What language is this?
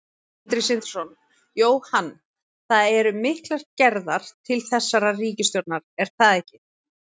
Icelandic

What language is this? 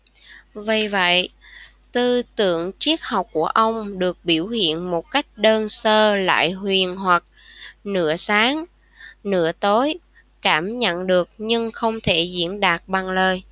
Vietnamese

